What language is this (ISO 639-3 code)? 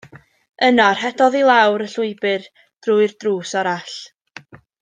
cym